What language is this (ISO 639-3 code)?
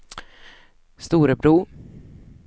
swe